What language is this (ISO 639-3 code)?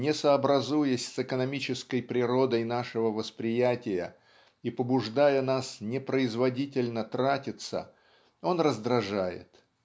rus